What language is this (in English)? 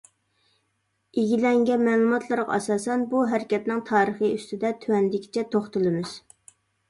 Uyghur